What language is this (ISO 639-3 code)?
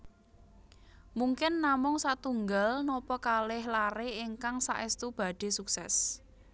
jav